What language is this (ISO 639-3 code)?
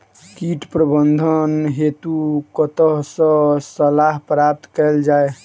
mai